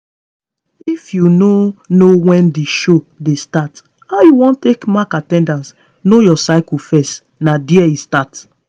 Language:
Nigerian Pidgin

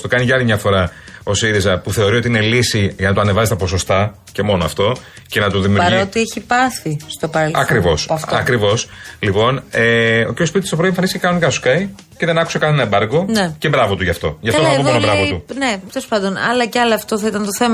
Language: Greek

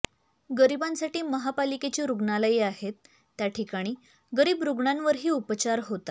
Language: Marathi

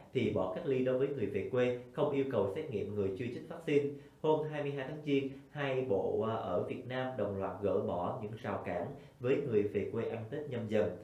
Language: Vietnamese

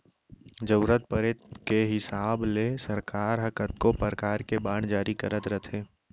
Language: Chhattisgarhi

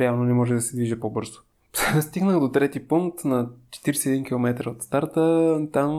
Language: Bulgarian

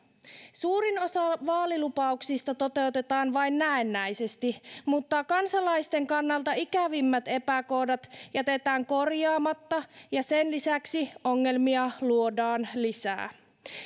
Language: Finnish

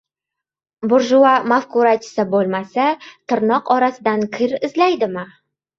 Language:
Uzbek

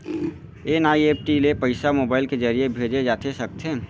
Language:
Chhattisgarhi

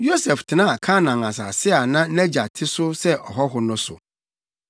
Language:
Akan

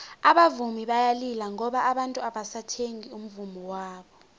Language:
South Ndebele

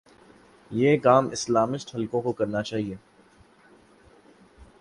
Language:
Urdu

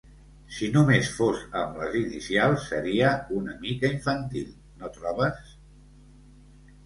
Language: Catalan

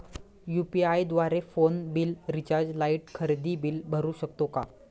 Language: Marathi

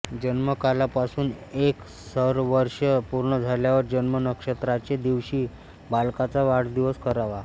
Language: Marathi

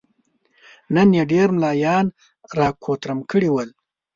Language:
Pashto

